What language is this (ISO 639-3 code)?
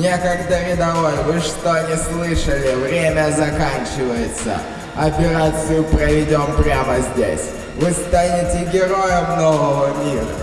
rus